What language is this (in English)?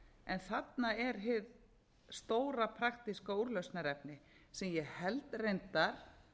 Icelandic